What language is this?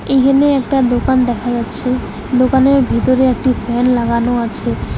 Bangla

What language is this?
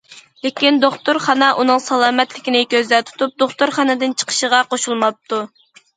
Uyghur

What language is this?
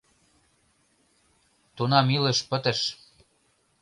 Mari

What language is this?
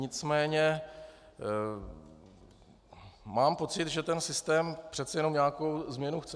Czech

